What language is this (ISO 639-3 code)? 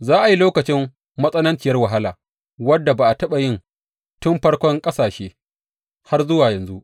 hau